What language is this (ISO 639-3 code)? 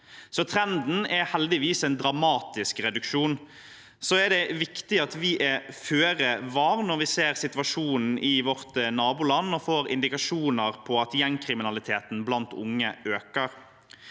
nor